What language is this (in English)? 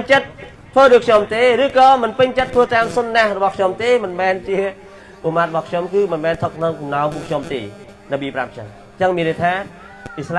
Vietnamese